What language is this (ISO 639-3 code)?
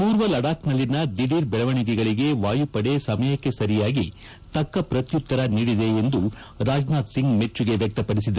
kan